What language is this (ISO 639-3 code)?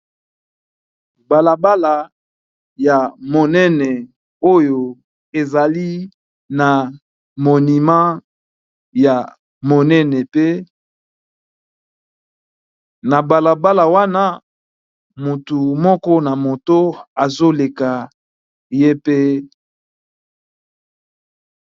lin